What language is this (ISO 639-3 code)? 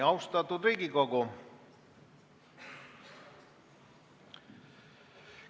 est